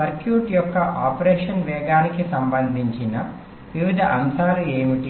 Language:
Telugu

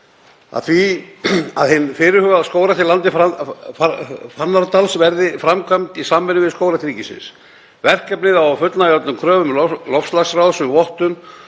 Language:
Icelandic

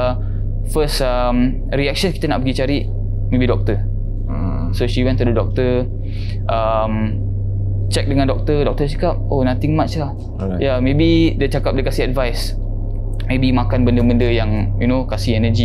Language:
Malay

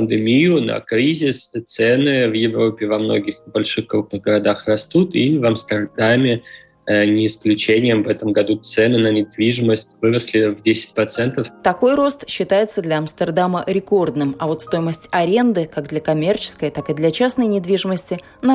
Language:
Russian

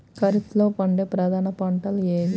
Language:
Telugu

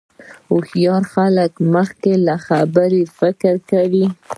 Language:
Pashto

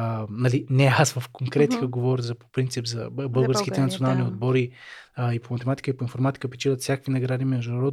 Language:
Bulgarian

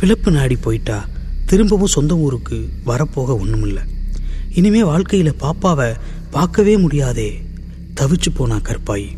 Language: Tamil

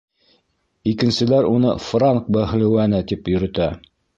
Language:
Bashkir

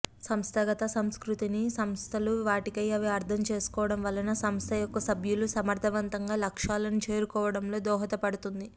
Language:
Telugu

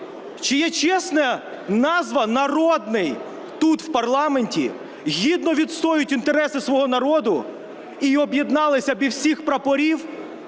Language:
Ukrainian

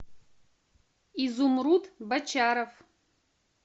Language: Russian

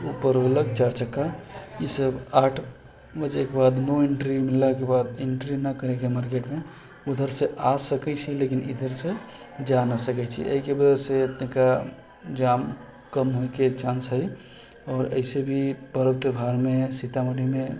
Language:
Maithili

